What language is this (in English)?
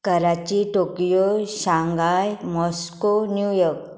Konkani